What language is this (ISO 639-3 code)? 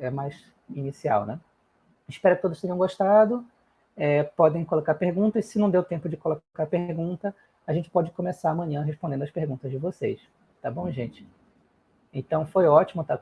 por